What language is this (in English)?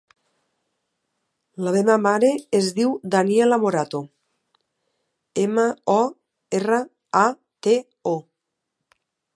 Catalan